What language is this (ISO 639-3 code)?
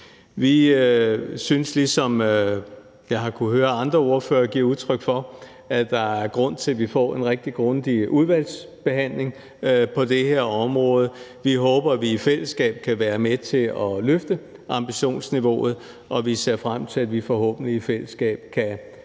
dan